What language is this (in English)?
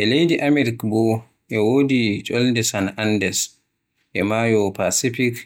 Western Niger Fulfulde